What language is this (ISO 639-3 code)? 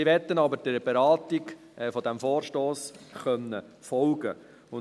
gsw